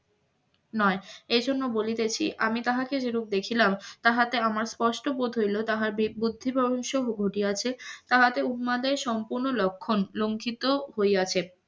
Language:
Bangla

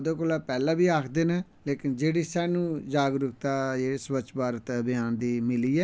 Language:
Dogri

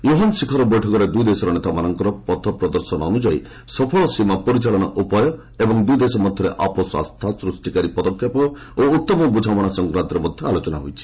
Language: Odia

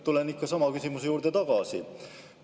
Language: Estonian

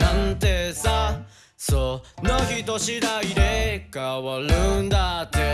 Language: Japanese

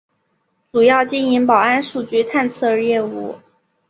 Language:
Chinese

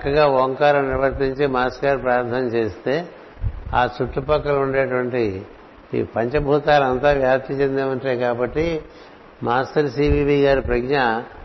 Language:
Telugu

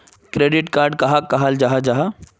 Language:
Magahi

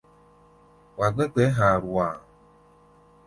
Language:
Gbaya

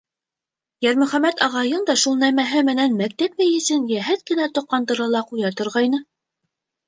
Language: Bashkir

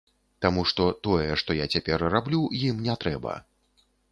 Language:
Belarusian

